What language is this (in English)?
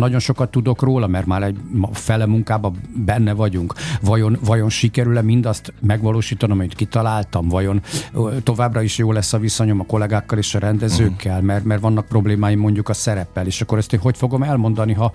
Hungarian